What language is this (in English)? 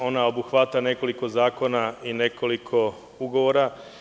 Serbian